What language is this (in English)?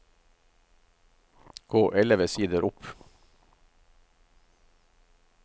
Norwegian